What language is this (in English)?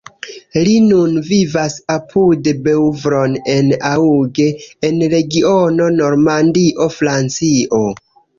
Esperanto